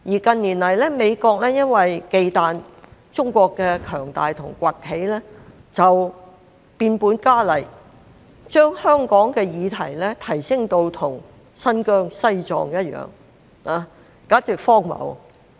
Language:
Cantonese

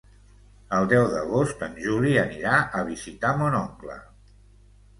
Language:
Catalan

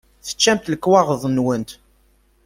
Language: Kabyle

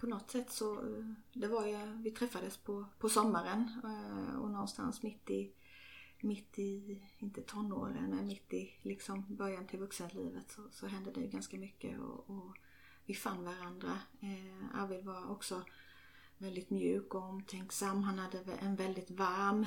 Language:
Swedish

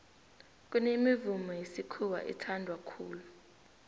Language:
South Ndebele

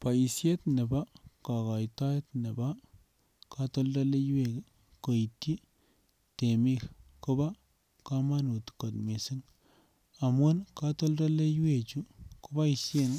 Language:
Kalenjin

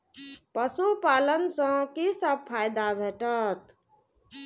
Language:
Maithili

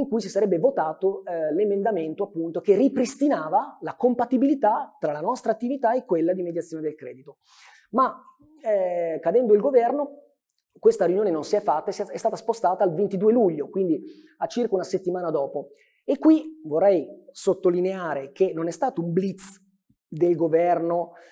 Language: Italian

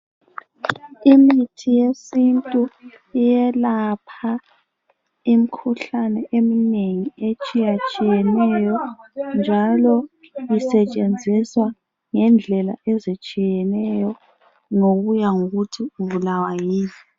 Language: North Ndebele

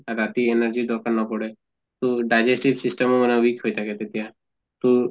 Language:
Assamese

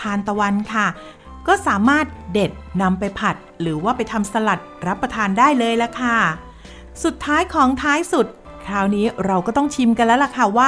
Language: Thai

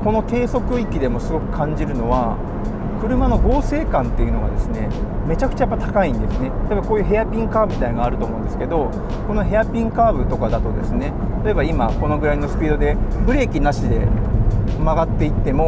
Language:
Japanese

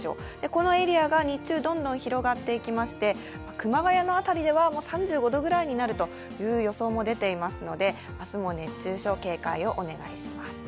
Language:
Japanese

